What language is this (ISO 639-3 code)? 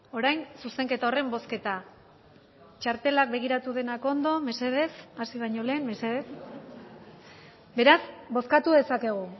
eus